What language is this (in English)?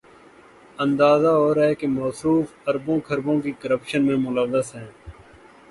Urdu